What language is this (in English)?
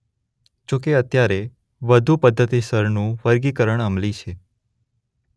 Gujarati